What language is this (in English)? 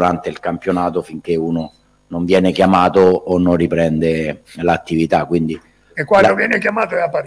Italian